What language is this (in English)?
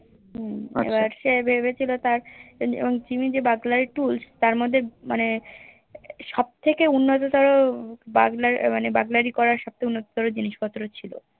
Bangla